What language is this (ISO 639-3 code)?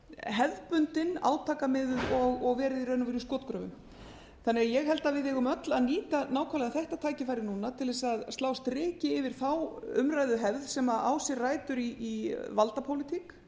isl